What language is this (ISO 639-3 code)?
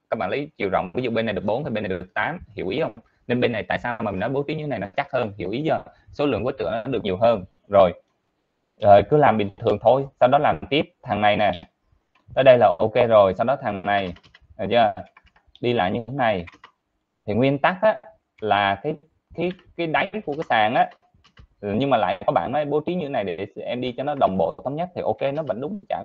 vie